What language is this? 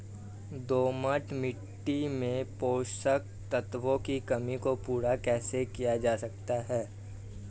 Hindi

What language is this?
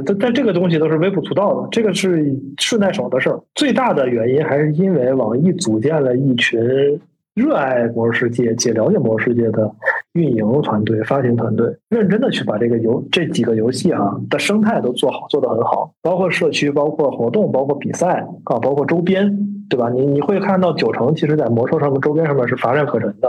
Chinese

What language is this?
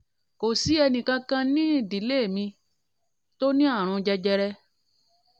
Yoruba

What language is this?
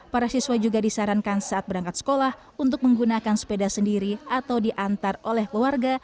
Indonesian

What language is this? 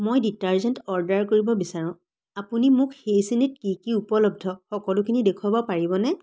Assamese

